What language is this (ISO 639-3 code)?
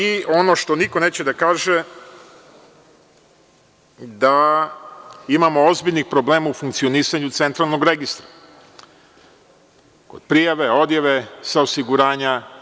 srp